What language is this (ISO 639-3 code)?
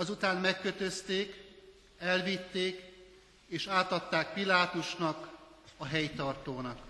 hun